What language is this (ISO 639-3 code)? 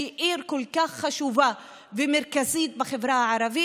heb